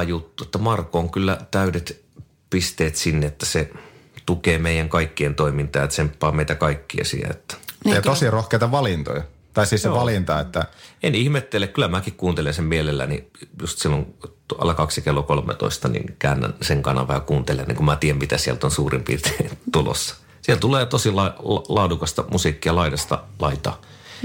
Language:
Finnish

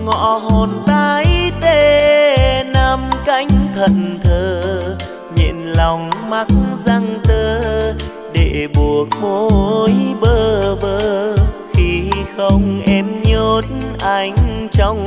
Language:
Vietnamese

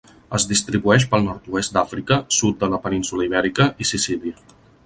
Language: Catalan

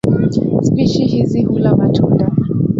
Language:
Swahili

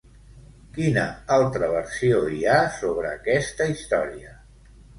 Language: Catalan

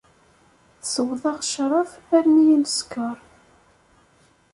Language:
Kabyle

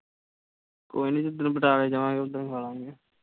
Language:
Punjabi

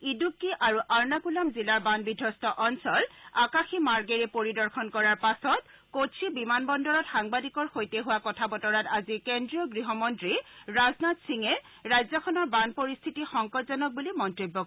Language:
Assamese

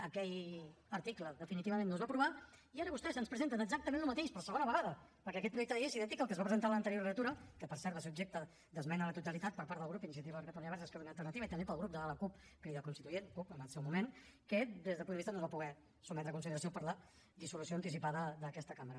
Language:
Catalan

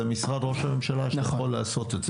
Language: Hebrew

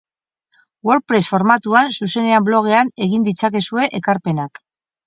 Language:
Basque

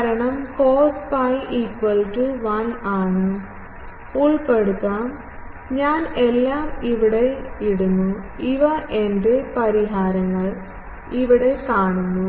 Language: Malayalam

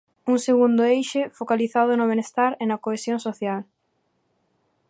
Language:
Galician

